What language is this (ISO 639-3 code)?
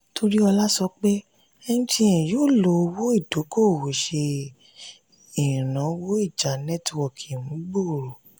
yor